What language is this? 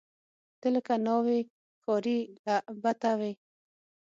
Pashto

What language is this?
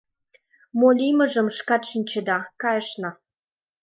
Mari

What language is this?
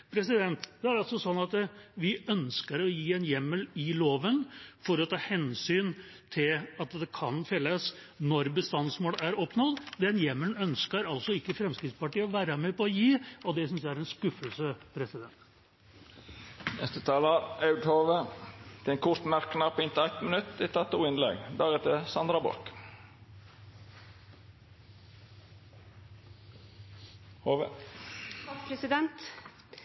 Norwegian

